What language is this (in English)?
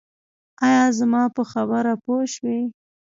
Pashto